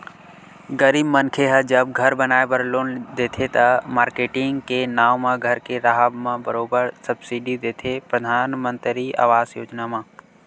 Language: Chhattisgarhi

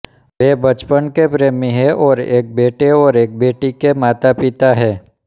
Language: Hindi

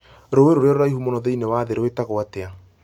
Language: Kikuyu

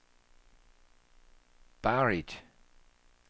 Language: Danish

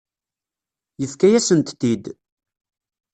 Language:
Kabyle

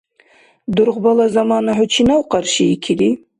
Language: Dargwa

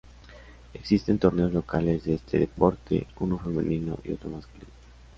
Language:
Spanish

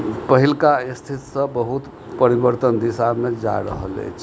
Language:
Maithili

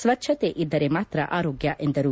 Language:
Kannada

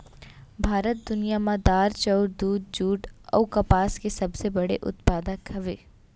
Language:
Chhattisgarhi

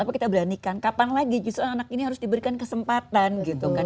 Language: Indonesian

